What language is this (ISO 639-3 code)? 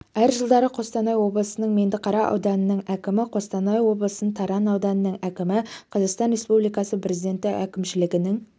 kaz